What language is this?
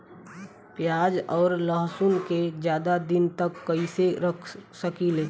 Bhojpuri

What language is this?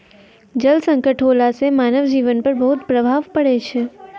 Maithili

